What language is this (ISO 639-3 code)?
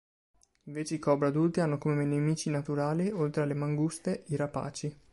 ita